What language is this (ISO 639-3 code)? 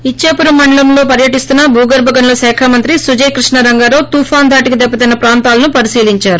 tel